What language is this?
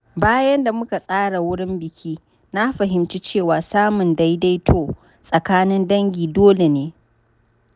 Hausa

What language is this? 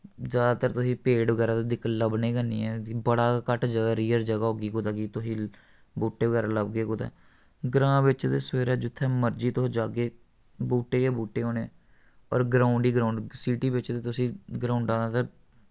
Dogri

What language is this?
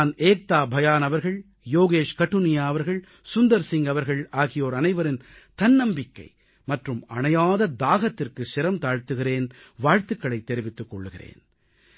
Tamil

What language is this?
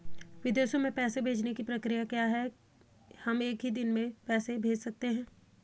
Hindi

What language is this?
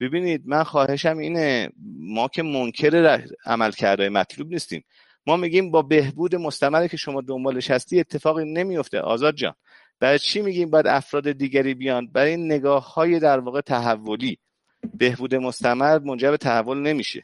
Persian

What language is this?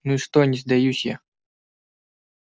Russian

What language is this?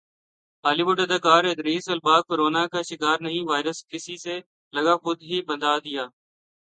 Urdu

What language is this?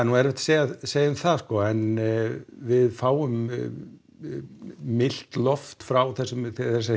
Icelandic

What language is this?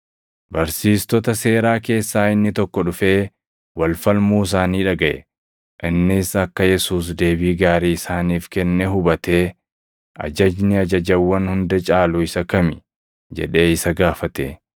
Oromo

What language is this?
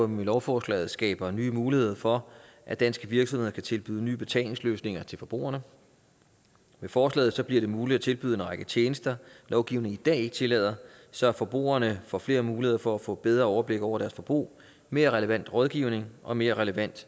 Danish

